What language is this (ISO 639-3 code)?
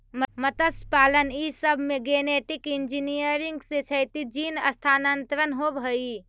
mag